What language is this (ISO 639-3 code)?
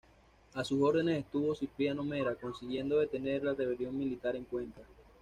spa